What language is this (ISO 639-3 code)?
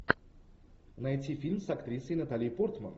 rus